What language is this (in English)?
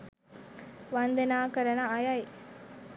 Sinhala